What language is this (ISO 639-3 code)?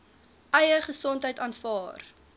afr